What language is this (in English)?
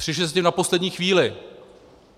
Czech